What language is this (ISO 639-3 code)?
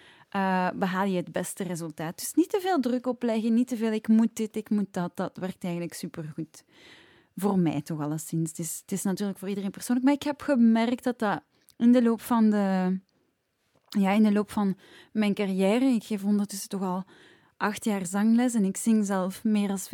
nld